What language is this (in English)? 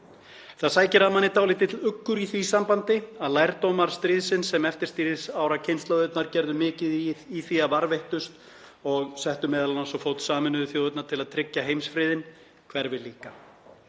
Icelandic